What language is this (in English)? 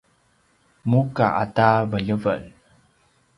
Paiwan